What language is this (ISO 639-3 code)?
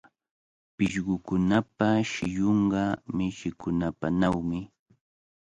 qvl